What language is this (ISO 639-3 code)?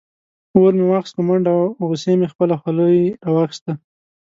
pus